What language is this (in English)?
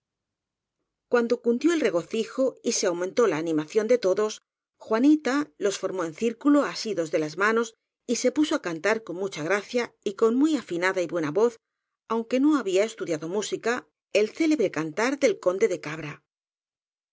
Spanish